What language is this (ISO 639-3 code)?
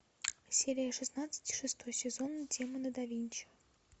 rus